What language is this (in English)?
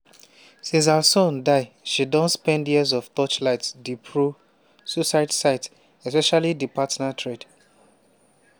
Nigerian Pidgin